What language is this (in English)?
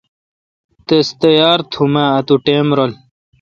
Kalkoti